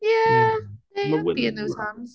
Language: Welsh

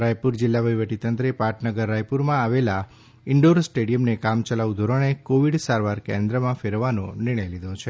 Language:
Gujarati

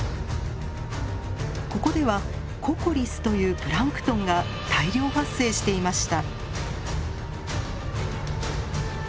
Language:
Japanese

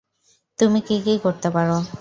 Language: Bangla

